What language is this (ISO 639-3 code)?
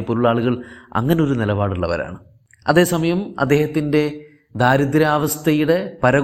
mal